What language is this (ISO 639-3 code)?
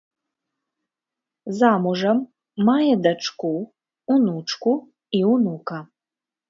bel